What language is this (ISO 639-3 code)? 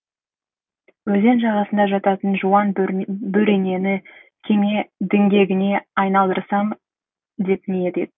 kaz